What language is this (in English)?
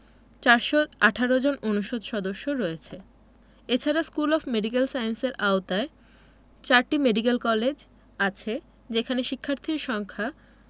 Bangla